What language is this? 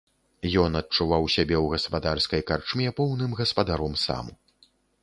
Belarusian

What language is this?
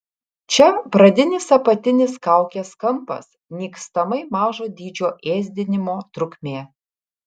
Lithuanian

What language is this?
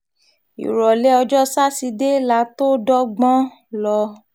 Yoruba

